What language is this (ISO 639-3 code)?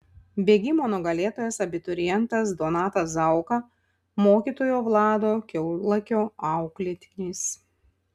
lit